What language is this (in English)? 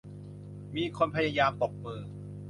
Thai